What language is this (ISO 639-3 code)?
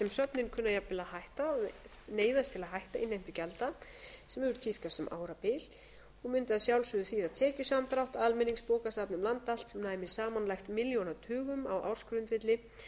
isl